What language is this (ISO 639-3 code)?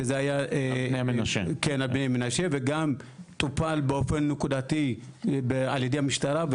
heb